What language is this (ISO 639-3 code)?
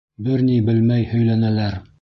bak